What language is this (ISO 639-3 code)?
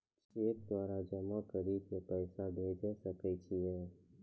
mai